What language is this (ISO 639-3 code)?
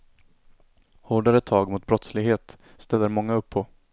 swe